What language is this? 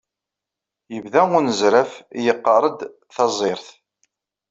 Kabyle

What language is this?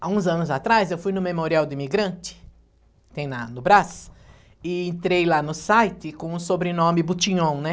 Portuguese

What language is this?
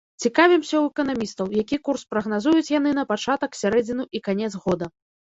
Belarusian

